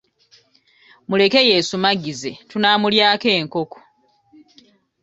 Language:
Ganda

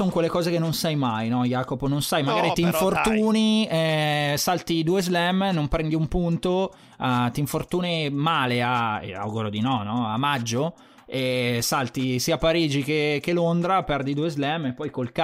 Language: Italian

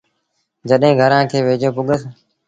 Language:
Sindhi Bhil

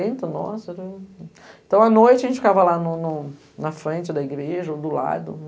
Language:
Portuguese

